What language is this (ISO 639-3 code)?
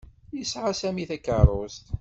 kab